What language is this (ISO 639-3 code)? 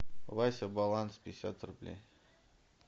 rus